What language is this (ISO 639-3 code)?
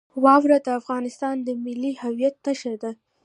pus